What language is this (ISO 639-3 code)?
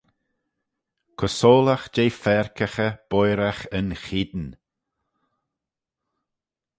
glv